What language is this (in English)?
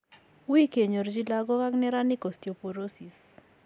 Kalenjin